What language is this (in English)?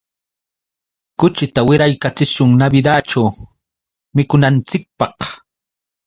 Yauyos Quechua